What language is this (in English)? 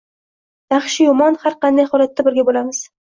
Uzbek